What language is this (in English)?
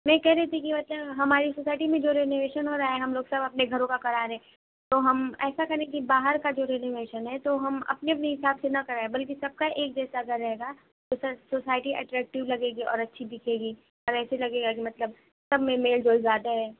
Urdu